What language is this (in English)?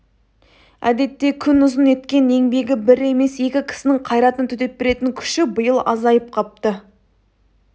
Kazakh